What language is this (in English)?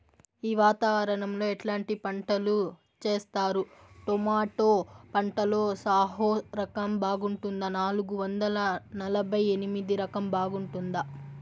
Telugu